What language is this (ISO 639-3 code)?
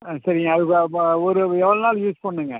tam